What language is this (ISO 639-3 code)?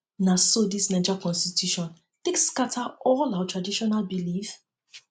pcm